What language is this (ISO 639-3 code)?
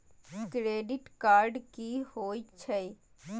mai